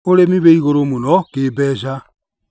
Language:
Kikuyu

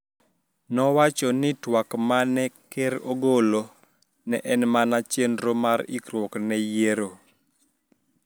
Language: Luo (Kenya and Tanzania)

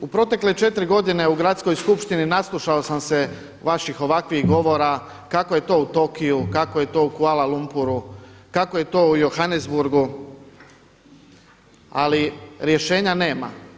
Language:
Croatian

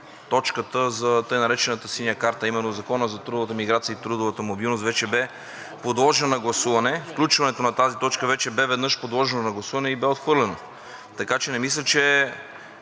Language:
Bulgarian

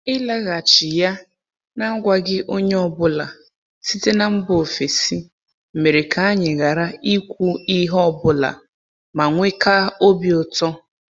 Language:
Igbo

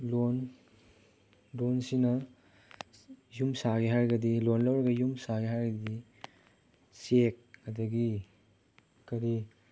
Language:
Manipuri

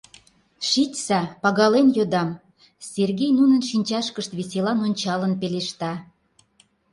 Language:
Mari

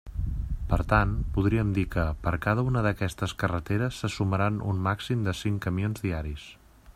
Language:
Catalan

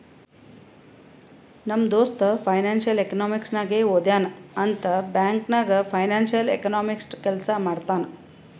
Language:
Kannada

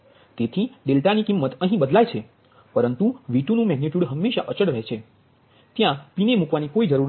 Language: Gujarati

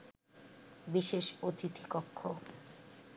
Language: Bangla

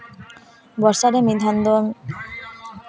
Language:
Santali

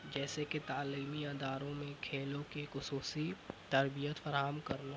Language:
Urdu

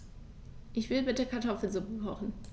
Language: German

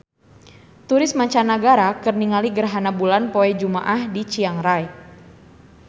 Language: Sundanese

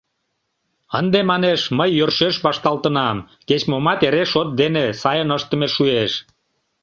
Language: Mari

